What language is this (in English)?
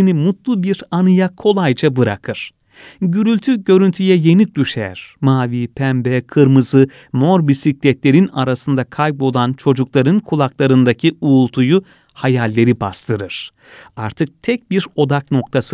Turkish